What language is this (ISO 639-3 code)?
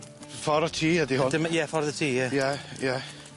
cym